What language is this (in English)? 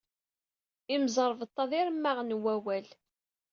Kabyle